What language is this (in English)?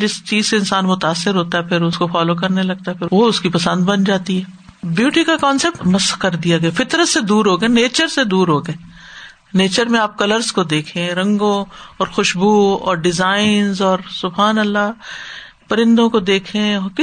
Urdu